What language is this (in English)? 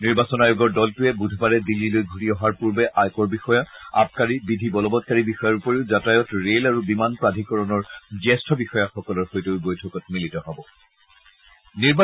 Assamese